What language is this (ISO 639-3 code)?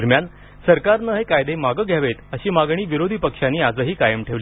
mar